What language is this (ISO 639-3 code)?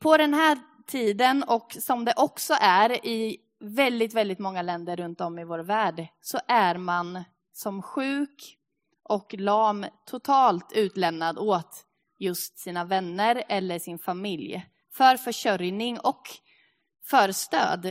swe